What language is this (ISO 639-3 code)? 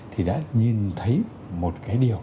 vie